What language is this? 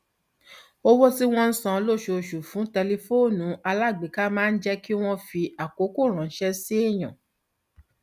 Yoruba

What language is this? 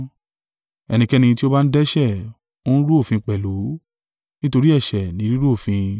Yoruba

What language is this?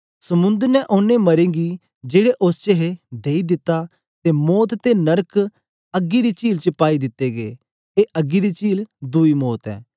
Dogri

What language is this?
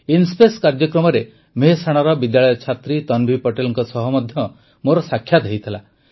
Odia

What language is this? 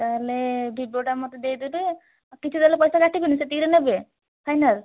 Odia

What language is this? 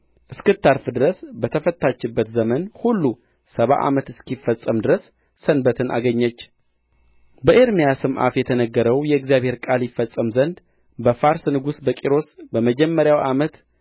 Amharic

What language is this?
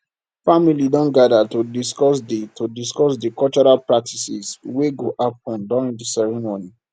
Nigerian Pidgin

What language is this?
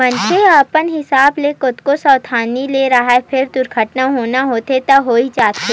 Chhattisgarhi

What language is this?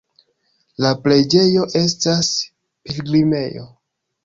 Esperanto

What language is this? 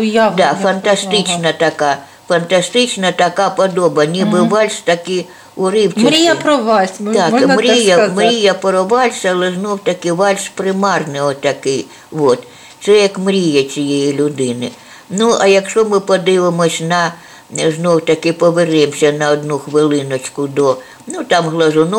Ukrainian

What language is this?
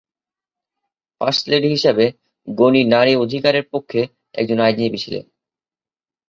Bangla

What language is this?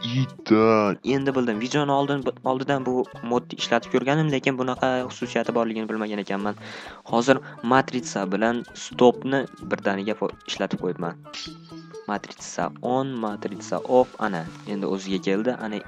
Turkish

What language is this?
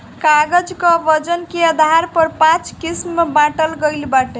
Bhojpuri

